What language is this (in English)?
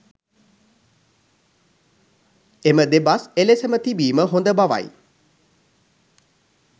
Sinhala